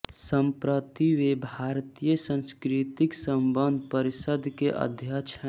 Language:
Hindi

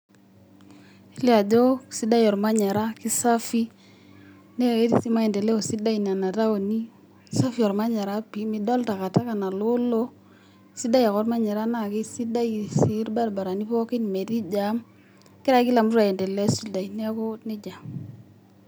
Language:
Masai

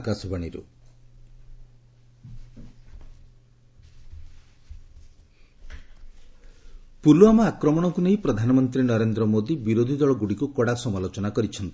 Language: Odia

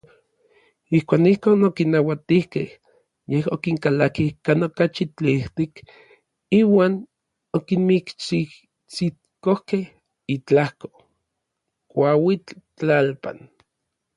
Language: Orizaba Nahuatl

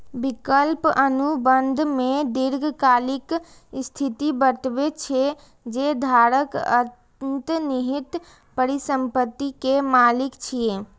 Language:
Maithili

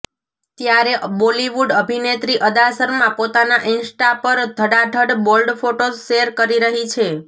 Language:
Gujarati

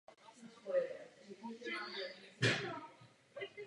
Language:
Czech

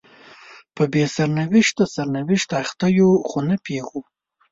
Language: Pashto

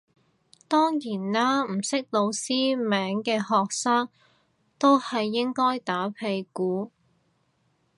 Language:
Cantonese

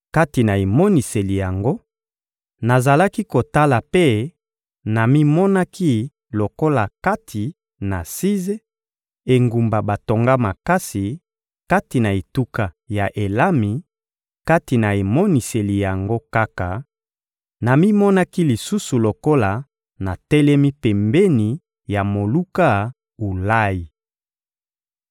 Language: Lingala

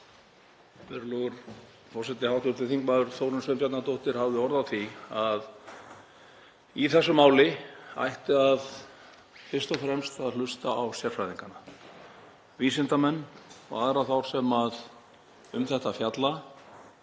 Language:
Icelandic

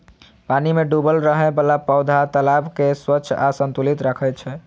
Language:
Maithili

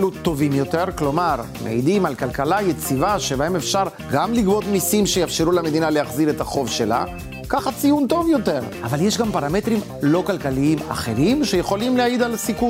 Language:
Hebrew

